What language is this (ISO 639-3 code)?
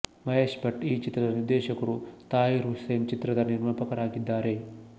kan